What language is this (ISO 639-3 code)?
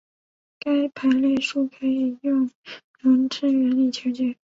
zho